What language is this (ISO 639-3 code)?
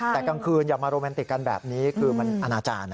tha